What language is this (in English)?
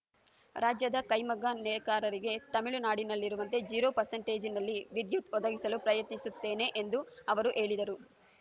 Kannada